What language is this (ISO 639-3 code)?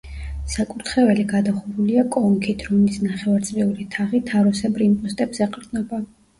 kat